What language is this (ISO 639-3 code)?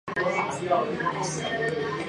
zho